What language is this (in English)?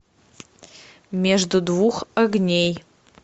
Russian